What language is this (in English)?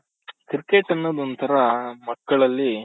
Kannada